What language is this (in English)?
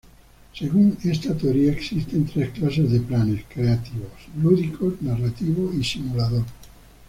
Spanish